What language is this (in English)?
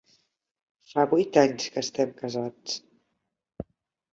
Catalan